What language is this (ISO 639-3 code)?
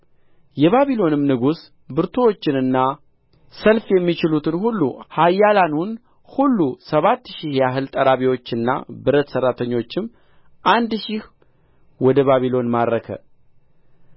amh